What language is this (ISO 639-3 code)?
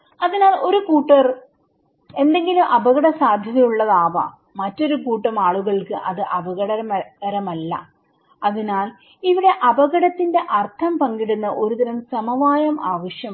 mal